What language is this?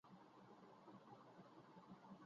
Bangla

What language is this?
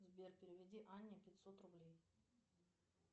Russian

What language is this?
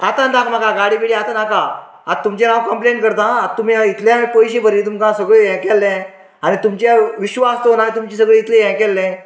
Konkani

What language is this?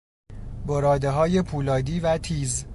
Persian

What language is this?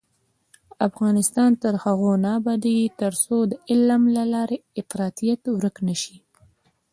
Pashto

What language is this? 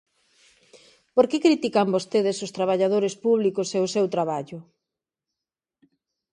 Galician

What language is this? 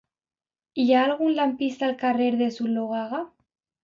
Catalan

